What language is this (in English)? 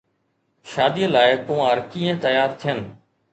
Sindhi